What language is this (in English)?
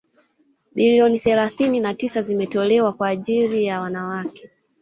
Swahili